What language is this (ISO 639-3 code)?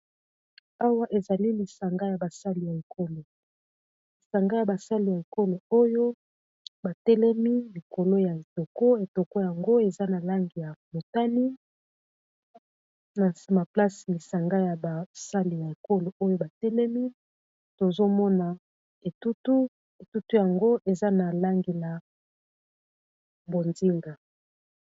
lin